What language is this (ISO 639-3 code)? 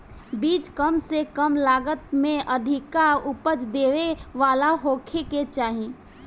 bho